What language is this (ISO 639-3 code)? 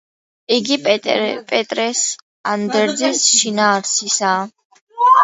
kat